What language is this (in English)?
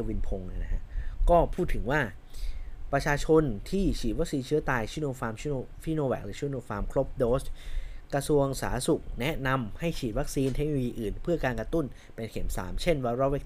Thai